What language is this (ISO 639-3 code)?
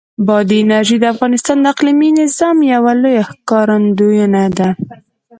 pus